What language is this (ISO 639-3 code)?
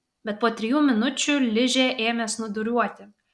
lit